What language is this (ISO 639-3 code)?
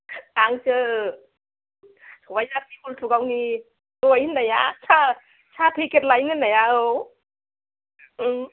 brx